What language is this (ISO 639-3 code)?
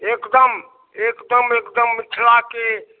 mai